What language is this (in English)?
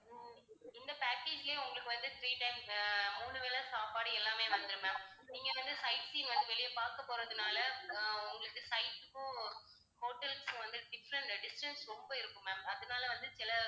Tamil